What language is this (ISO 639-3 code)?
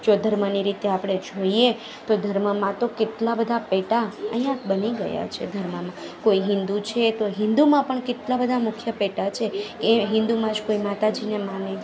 guj